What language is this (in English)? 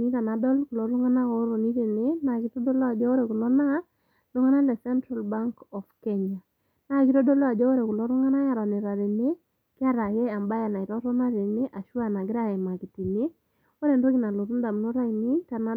Masai